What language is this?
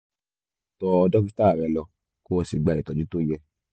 Yoruba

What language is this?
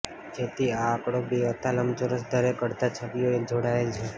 Gujarati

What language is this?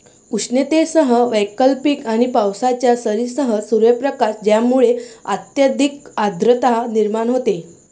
Marathi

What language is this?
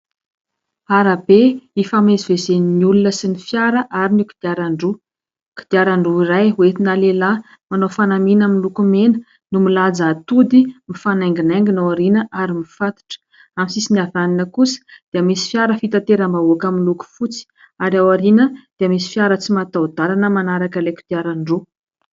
Malagasy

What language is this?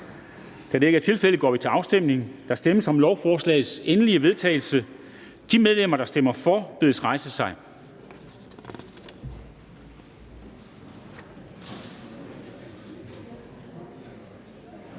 Danish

